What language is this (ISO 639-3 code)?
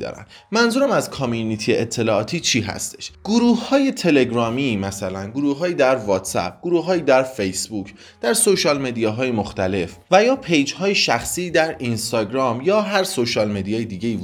fas